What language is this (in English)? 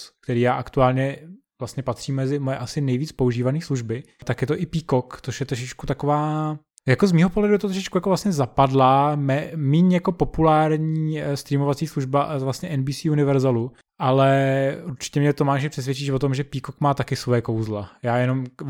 Czech